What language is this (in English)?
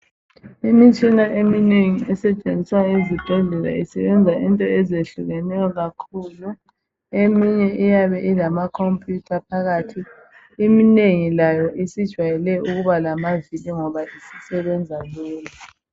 North Ndebele